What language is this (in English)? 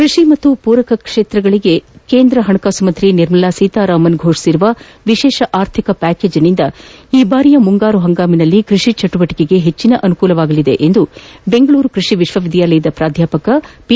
Kannada